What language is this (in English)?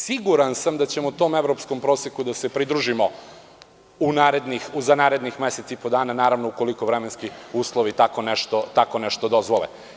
Serbian